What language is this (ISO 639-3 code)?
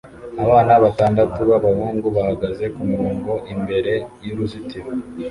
kin